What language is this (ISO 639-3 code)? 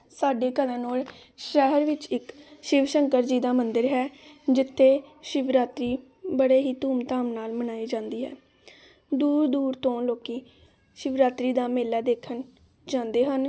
pan